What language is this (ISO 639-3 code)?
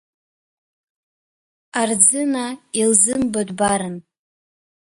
abk